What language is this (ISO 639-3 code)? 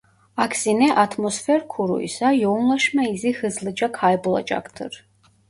tur